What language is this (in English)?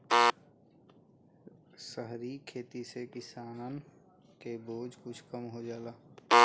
Bhojpuri